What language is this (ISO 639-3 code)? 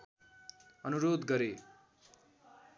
nep